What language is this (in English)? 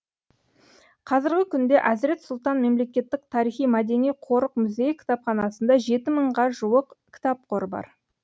Kazakh